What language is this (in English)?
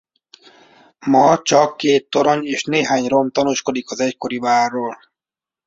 Hungarian